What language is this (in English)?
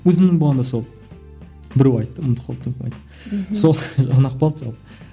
Kazakh